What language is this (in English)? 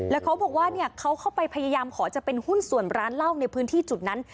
Thai